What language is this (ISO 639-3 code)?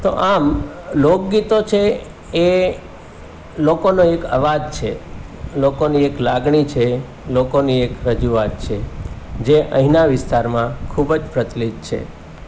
guj